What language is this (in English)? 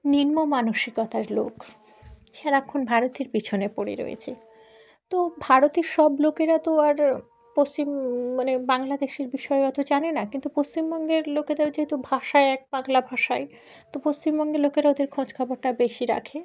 Bangla